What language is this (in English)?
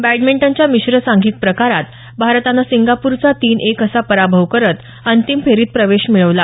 Marathi